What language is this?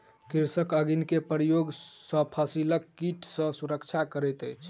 Maithili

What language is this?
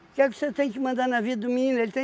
Portuguese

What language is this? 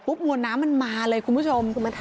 Thai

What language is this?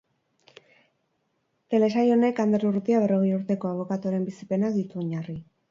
Basque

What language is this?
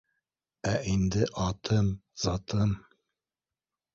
Bashkir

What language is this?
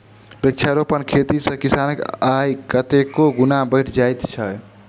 Maithili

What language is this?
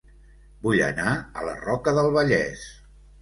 Catalan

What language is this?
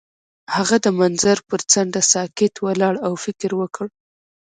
Pashto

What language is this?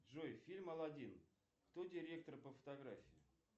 Russian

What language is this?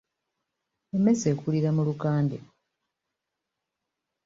Ganda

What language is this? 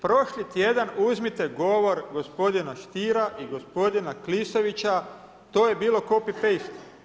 Croatian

